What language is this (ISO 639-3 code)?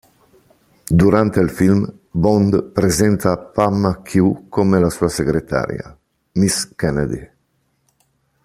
ita